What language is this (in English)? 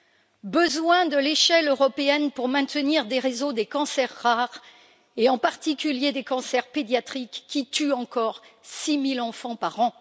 French